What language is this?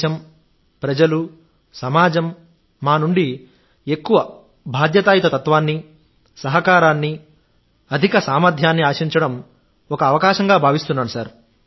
Telugu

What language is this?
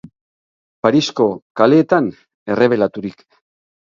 Basque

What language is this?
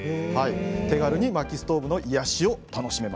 Japanese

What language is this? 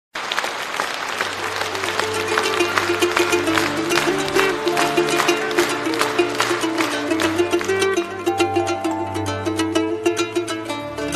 Romanian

